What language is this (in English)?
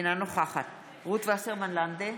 Hebrew